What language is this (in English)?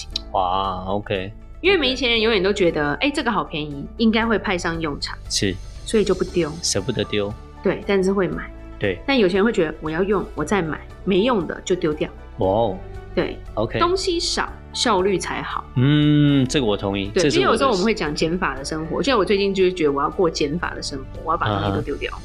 Chinese